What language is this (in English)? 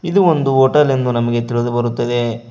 Kannada